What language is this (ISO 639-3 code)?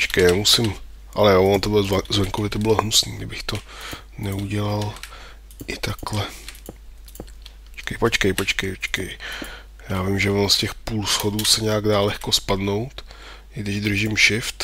ces